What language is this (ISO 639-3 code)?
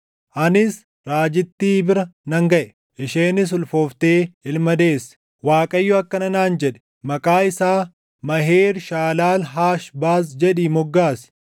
orm